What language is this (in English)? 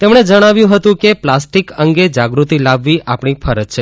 Gujarati